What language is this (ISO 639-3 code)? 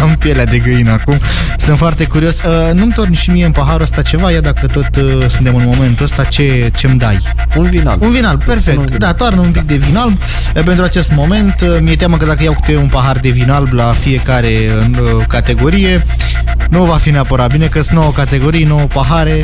ron